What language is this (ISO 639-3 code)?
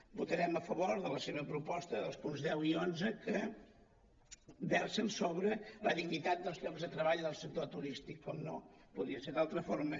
cat